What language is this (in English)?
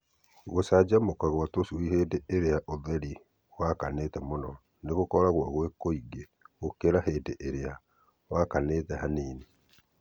Kikuyu